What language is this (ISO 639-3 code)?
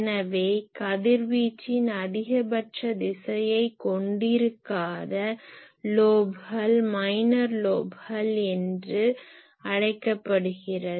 tam